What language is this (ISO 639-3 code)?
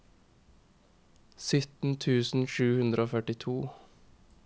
nor